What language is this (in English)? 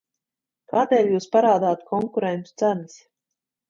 Latvian